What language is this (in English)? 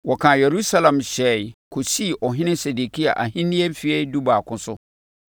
Akan